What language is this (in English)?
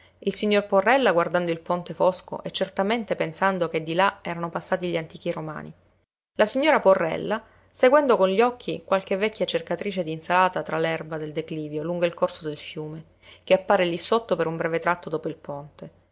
Italian